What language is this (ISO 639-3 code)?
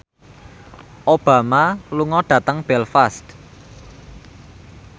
jav